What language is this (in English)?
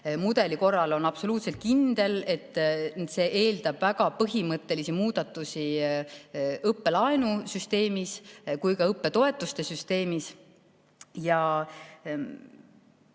Estonian